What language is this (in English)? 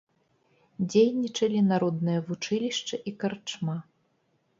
Belarusian